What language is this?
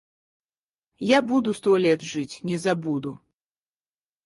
Russian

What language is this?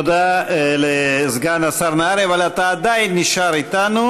Hebrew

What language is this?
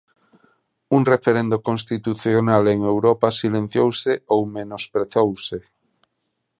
Galician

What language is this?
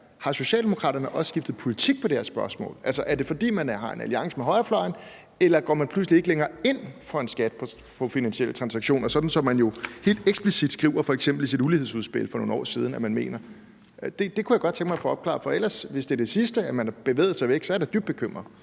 Danish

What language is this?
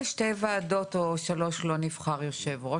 Hebrew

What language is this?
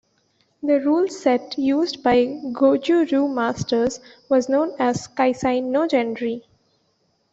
English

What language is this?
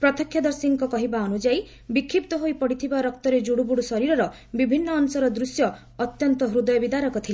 Odia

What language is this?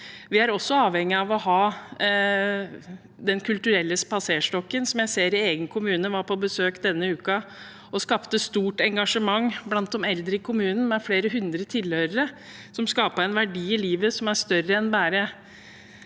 Norwegian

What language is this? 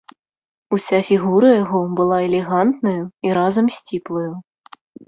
Belarusian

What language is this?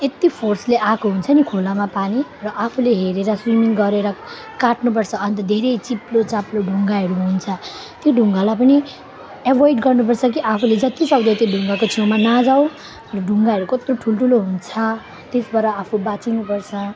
Nepali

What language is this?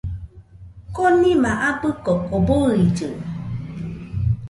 Nüpode Huitoto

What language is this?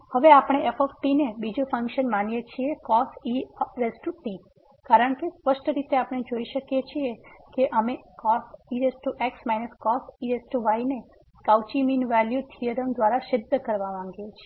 Gujarati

